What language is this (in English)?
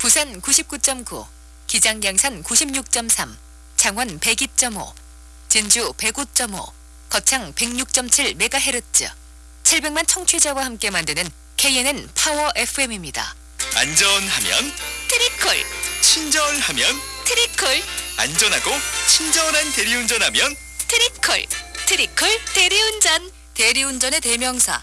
Korean